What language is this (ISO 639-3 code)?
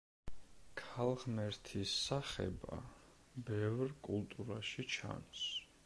kat